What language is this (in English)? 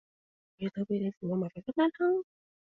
Cantonese